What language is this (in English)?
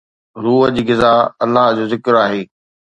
Sindhi